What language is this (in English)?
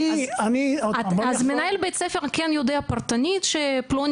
Hebrew